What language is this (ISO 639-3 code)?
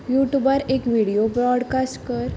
kok